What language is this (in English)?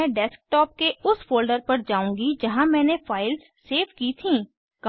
Hindi